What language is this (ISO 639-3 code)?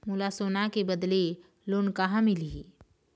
hne